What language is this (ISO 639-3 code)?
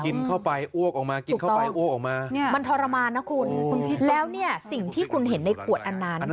tha